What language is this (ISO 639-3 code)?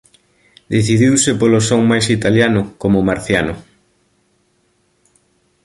glg